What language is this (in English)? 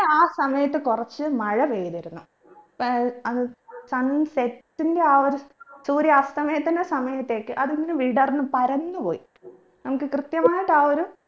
Malayalam